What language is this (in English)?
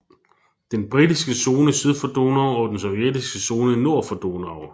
Danish